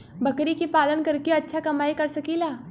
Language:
Bhojpuri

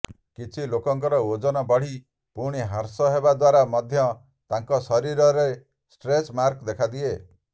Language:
Odia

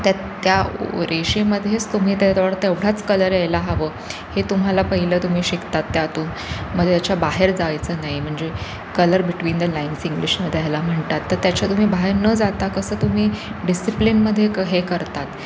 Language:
Marathi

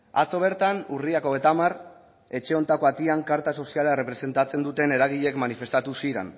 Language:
Basque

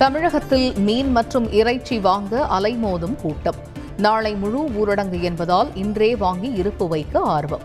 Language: Tamil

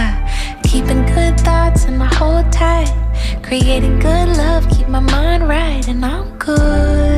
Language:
Polish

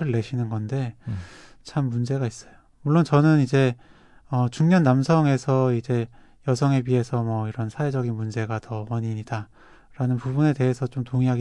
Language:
Korean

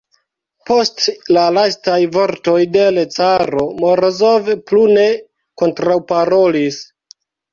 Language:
Esperanto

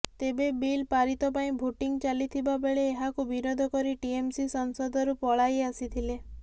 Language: Odia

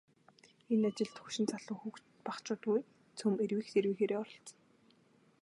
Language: Mongolian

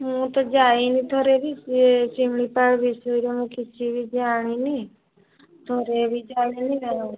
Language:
Odia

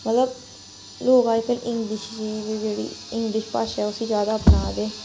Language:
Dogri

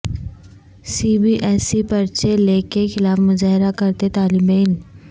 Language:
Urdu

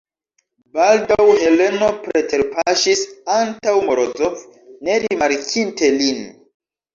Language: Esperanto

